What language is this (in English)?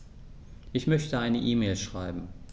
German